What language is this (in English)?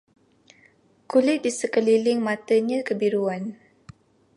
Malay